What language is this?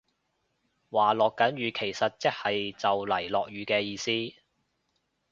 Cantonese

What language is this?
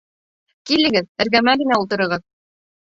Bashkir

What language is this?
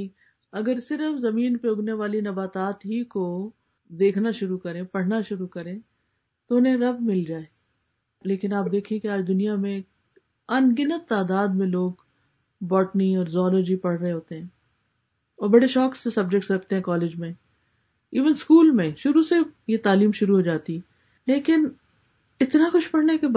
Urdu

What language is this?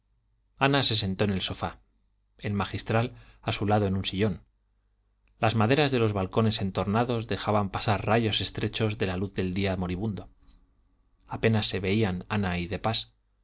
Spanish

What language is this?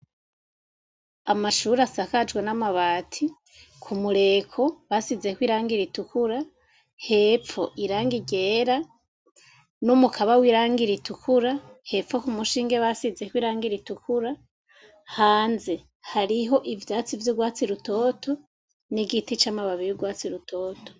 Rundi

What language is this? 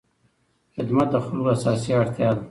Pashto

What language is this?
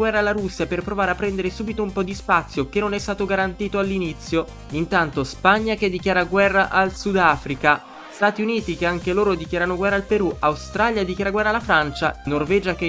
Italian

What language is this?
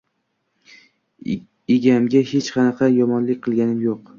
Uzbek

